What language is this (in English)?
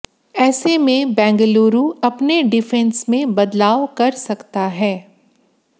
Hindi